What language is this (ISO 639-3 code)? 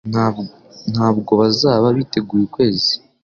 kin